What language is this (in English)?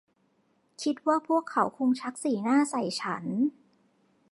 Thai